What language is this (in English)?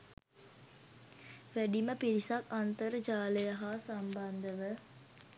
Sinhala